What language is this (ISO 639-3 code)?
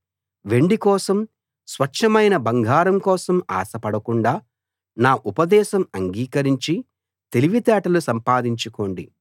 tel